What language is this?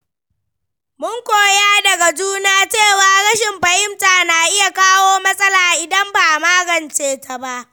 Hausa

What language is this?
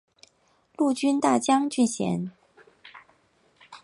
Chinese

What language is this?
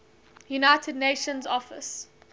English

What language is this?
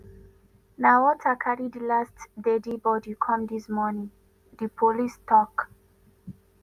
Nigerian Pidgin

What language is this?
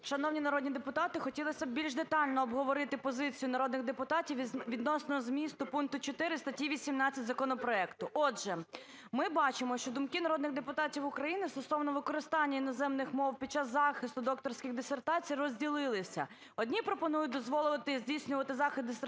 Ukrainian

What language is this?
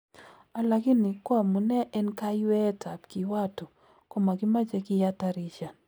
Kalenjin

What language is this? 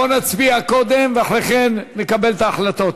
Hebrew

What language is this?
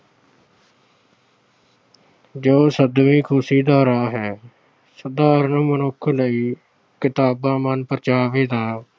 Punjabi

